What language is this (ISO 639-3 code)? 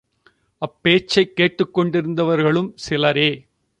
tam